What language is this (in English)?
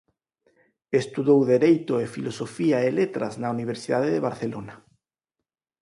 Galician